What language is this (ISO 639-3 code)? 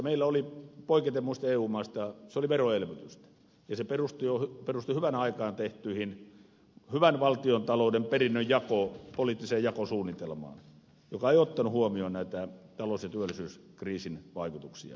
fin